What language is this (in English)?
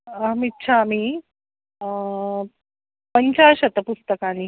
Sanskrit